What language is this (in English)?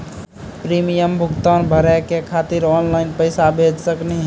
Maithili